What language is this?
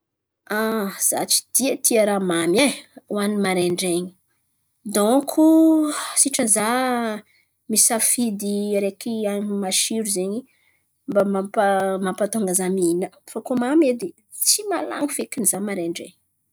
Antankarana Malagasy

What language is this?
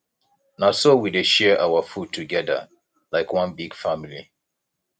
Nigerian Pidgin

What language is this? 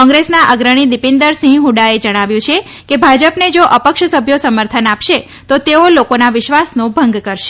Gujarati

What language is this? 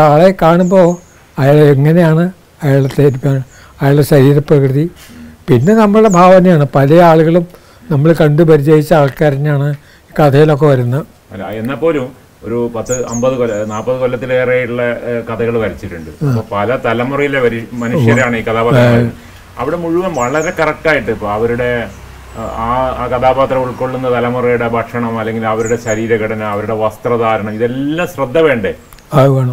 Malayalam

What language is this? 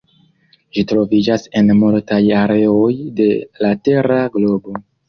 Esperanto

